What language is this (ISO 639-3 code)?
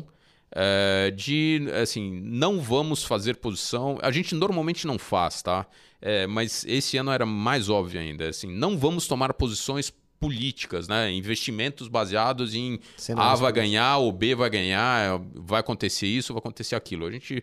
por